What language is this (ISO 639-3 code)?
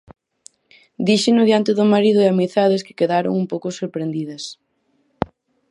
glg